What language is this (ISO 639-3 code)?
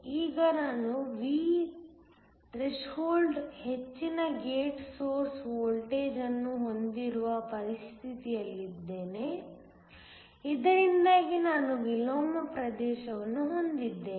kan